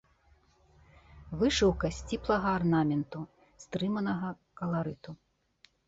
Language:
Belarusian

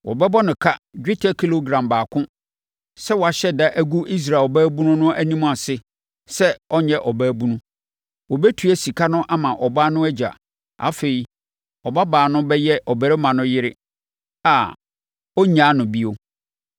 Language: Akan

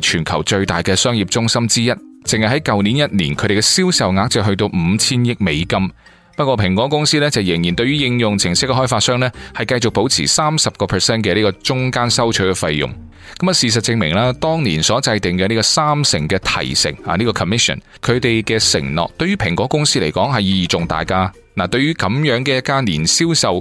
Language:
Chinese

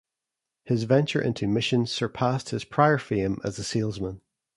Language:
English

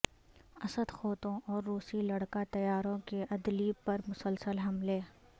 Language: Urdu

